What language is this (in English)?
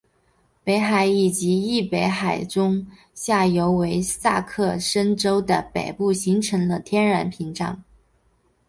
Chinese